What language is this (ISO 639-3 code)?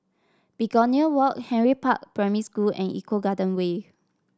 eng